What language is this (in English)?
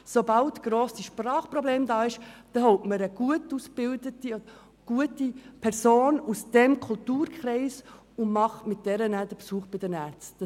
Swiss German